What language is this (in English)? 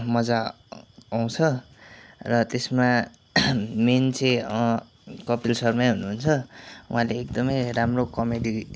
Nepali